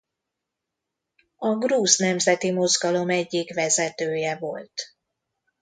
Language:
Hungarian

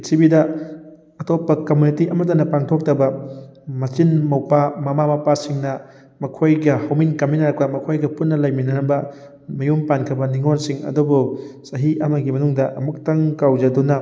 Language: Manipuri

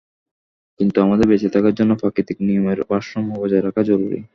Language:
Bangla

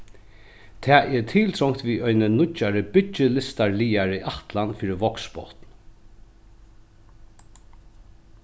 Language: Faroese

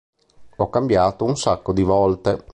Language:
Italian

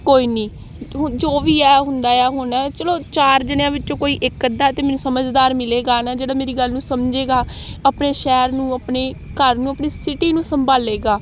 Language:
Punjabi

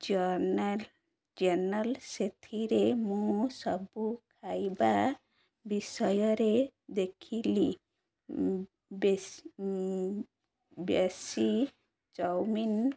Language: Odia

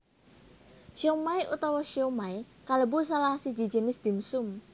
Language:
Javanese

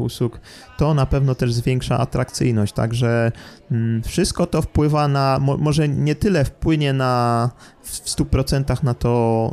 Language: Polish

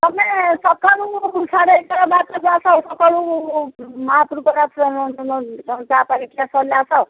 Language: Odia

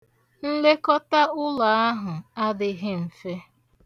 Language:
Igbo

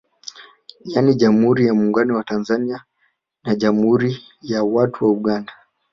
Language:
Swahili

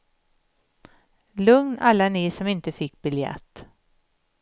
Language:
Swedish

